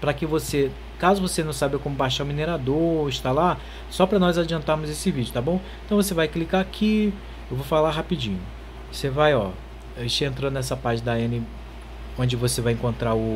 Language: Portuguese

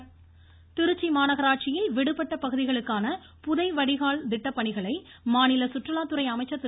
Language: Tamil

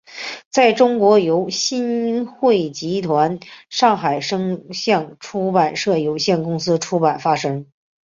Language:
Chinese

